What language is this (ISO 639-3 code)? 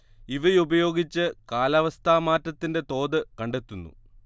mal